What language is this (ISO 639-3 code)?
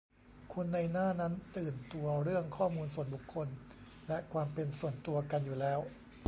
tha